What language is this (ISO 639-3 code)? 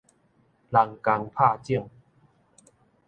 nan